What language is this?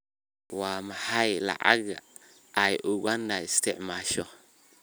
Somali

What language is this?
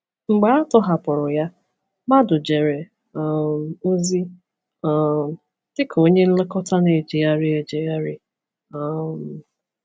Igbo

